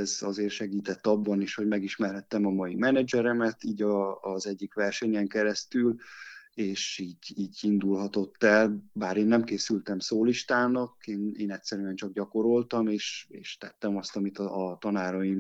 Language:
Hungarian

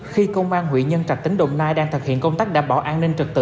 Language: Vietnamese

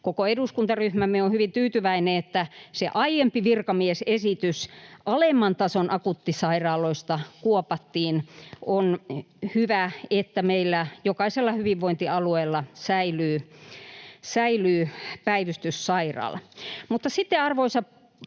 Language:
Finnish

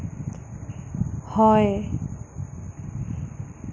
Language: Assamese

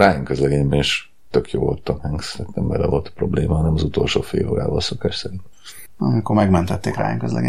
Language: Hungarian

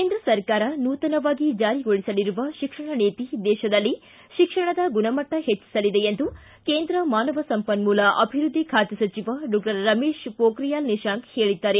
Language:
Kannada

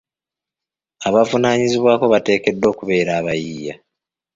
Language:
Ganda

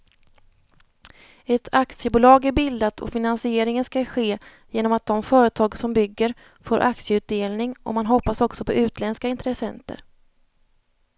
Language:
Swedish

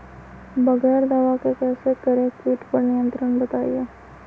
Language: Magahi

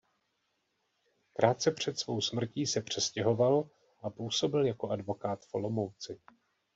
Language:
Czech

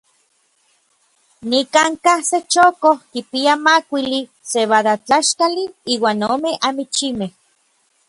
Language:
Orizaba Nahuatl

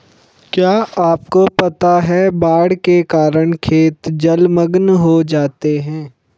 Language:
Hindi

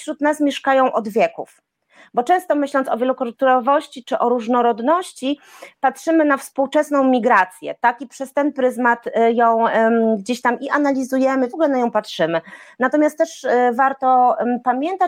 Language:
Polish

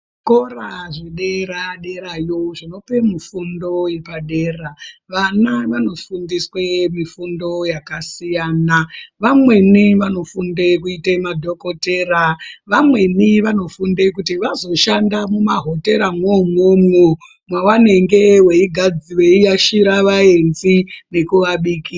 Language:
Ndau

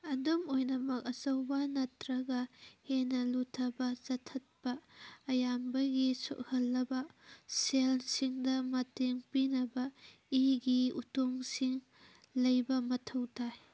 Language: Manipuri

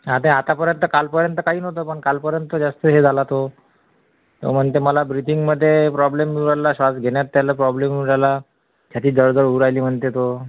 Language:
Marathi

